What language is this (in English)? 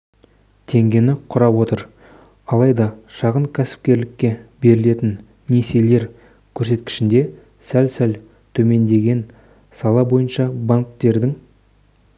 Kazakh